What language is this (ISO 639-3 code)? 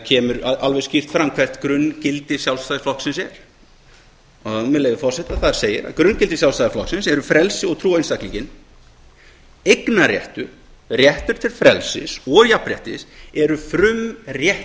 isl